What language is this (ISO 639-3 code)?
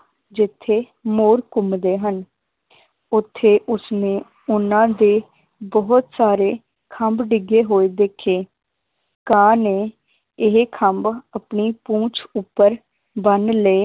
pan